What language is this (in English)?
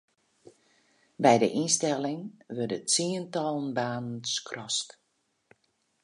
Western Frisian